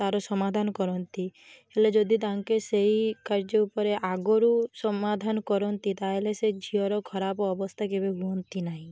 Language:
Odia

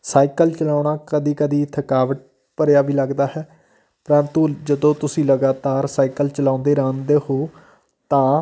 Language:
Punjabi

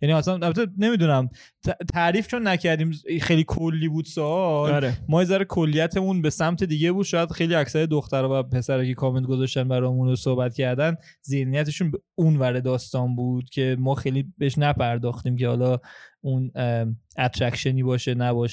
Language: Persian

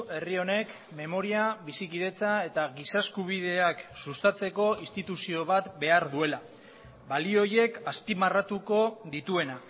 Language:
Basque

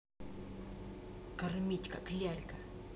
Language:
Russian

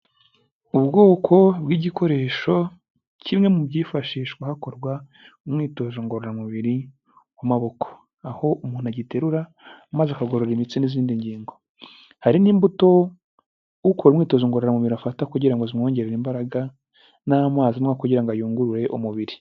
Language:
Kinyarwanda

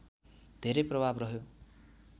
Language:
Nepali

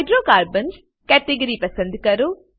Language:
Gujarati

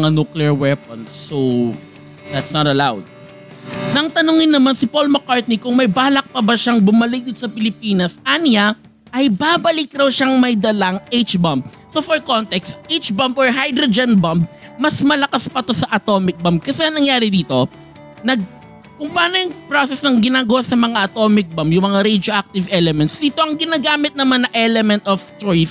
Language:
Filipino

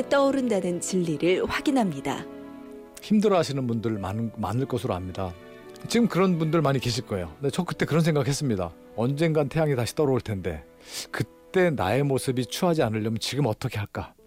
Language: Korean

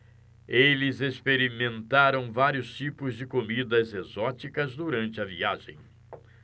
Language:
Portuguese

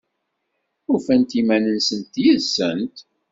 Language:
Kabyle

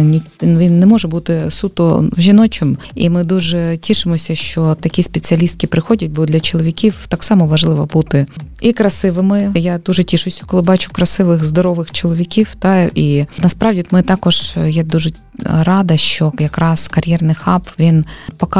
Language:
Ukrainian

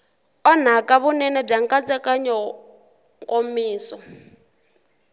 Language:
Tsonga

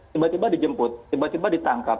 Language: Indonesian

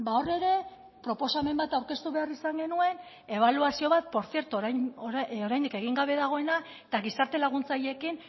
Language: Basque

